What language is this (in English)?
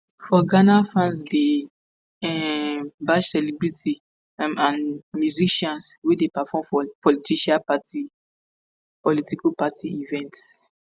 Nigerian Pidgin